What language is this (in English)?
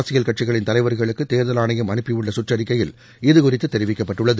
Tamil